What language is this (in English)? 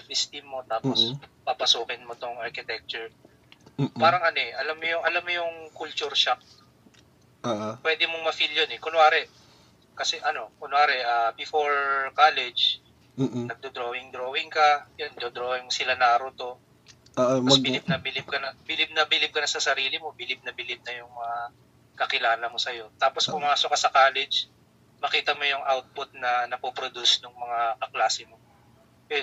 Filipino